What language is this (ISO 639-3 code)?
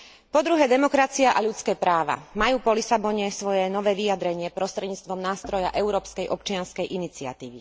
slk